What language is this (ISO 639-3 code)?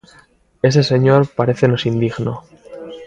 glg